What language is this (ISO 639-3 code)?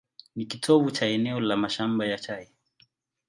swa